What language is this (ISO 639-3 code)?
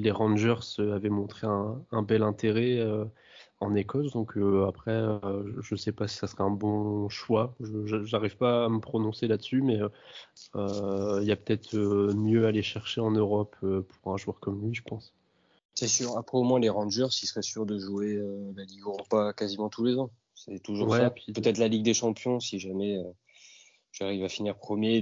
fra